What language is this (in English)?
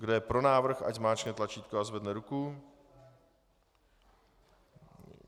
Czech